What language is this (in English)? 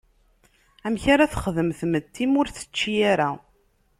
Kabyle